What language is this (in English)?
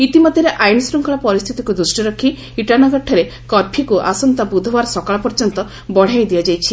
Odia